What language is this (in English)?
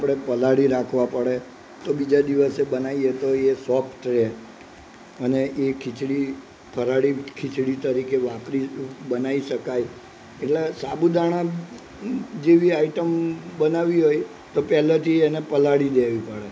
Gujarati